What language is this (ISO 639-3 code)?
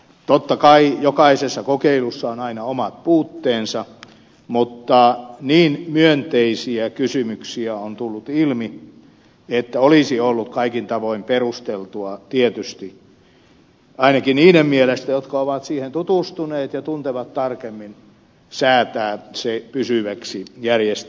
fin